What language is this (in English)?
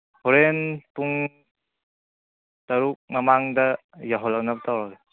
Manipuri